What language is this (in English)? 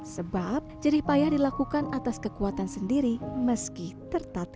Indonesian